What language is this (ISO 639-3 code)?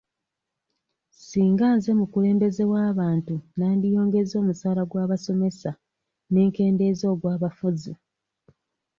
lug